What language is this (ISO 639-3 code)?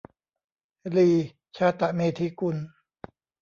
tha